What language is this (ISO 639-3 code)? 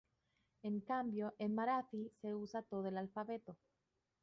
spa